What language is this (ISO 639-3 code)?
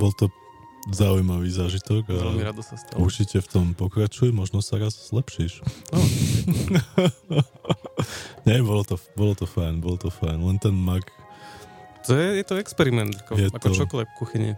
slk